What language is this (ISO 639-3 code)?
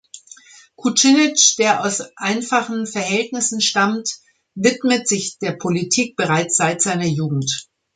deu